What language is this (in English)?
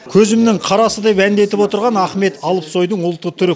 Kazakh